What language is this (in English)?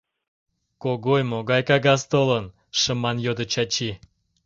Mari